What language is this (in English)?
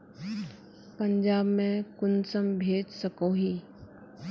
Magahi